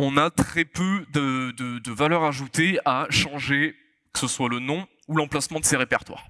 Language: French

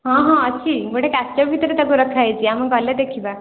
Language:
Odia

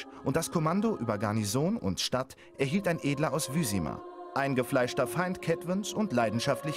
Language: German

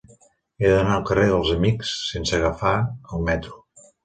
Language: Catalan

